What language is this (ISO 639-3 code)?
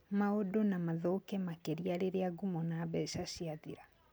kik